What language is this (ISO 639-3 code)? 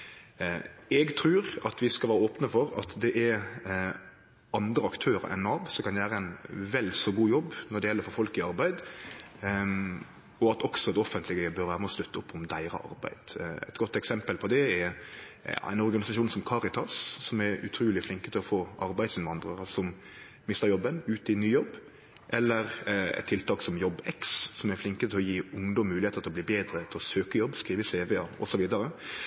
nno